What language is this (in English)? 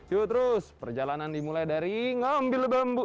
Indonesian